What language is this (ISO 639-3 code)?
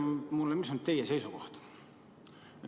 est